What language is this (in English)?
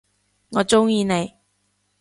Cantonese